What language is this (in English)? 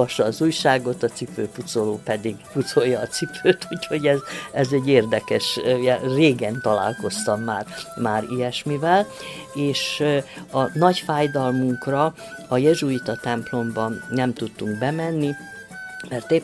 Hungarian